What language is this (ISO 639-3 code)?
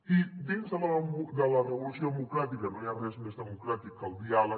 cat